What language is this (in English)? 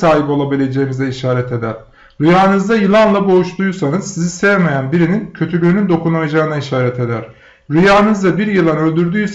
Turkish